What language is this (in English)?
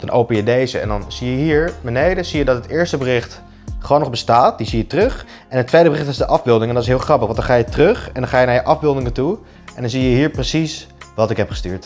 Dutch